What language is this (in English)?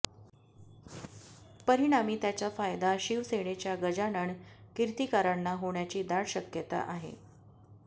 Marathi